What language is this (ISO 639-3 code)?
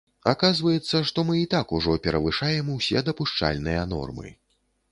bel